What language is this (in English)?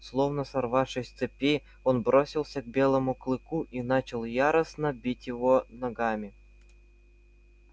Russian